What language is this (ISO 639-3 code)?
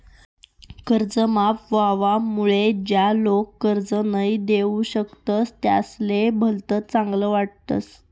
mar